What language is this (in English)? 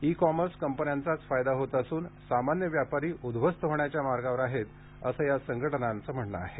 Marathi